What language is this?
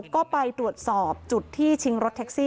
Thai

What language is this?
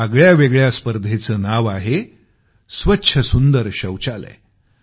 Marathi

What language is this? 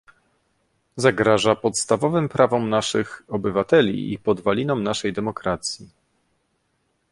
Polish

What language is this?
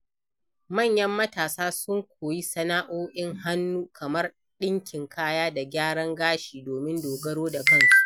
Hausa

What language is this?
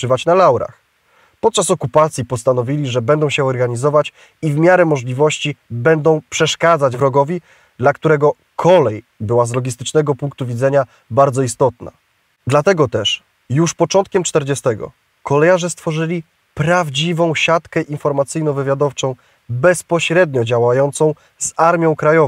Polish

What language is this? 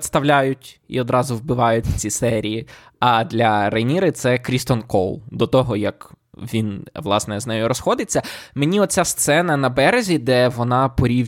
Ukrainian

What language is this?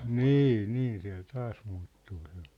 Finnish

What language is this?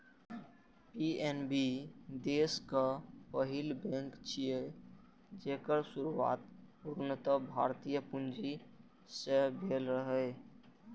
Maithili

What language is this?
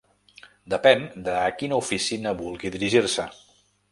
Catalan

